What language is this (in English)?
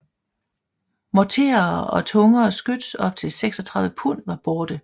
Danish